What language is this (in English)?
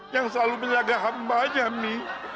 Indonesian